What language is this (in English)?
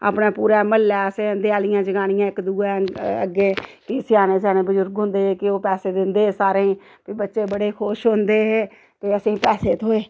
Dogri